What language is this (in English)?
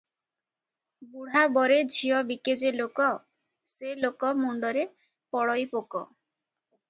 Odia